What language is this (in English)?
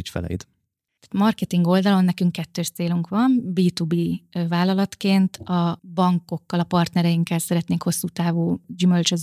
Hungarian